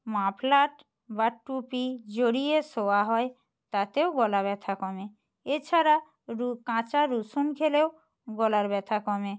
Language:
Bangla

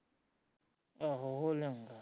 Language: Punjabi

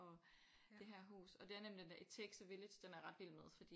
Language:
Danish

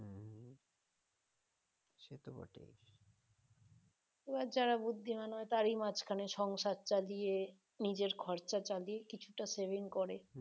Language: Bangla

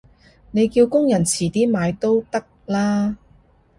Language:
Cantonese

